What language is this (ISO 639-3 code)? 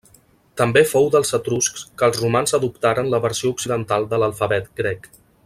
cat